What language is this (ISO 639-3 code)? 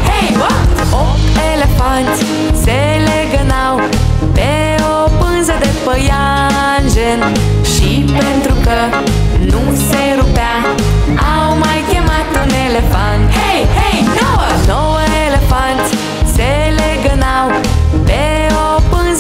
ron